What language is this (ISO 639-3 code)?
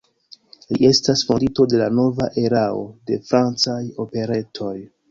epo